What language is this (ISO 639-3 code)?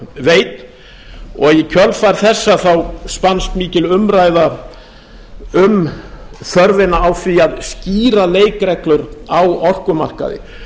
isl